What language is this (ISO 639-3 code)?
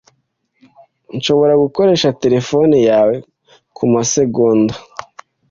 kin